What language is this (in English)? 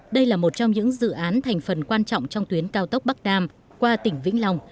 Vietnamese